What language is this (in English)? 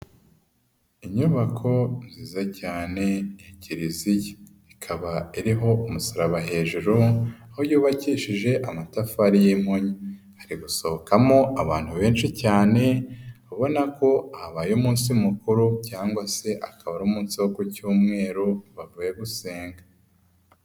Kinyarwanda